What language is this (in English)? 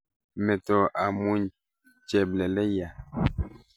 Kalenjin